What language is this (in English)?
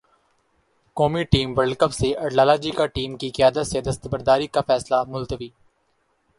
Urdu